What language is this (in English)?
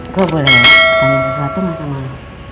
Indonesian